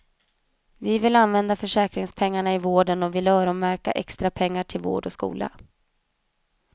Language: Swedish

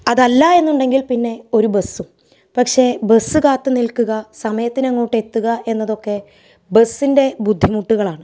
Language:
Malayalam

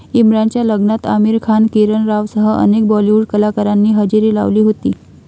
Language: Marathi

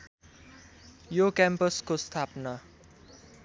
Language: Nepali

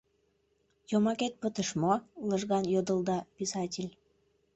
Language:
Mari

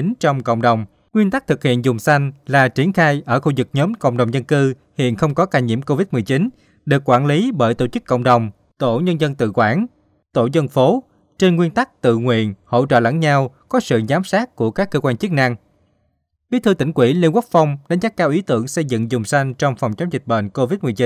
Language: Vietnamese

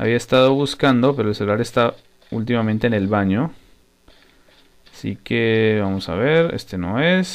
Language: Spanish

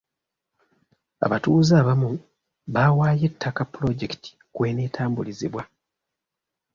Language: Ganda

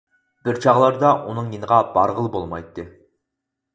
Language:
Uyghur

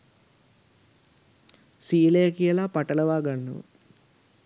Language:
Sinhala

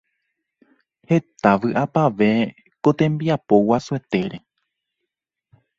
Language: Guarani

